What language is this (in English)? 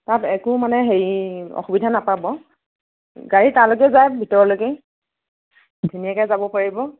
Assamese